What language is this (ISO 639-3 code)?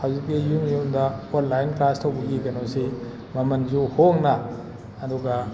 mni